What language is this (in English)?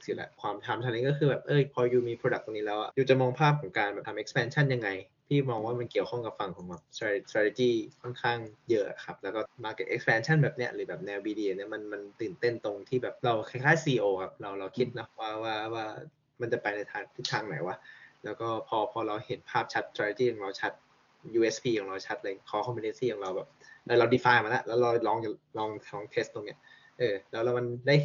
Thai